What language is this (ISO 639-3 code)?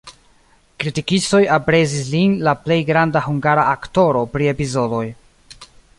epo